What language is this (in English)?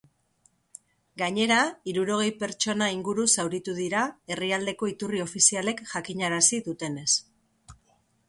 Basque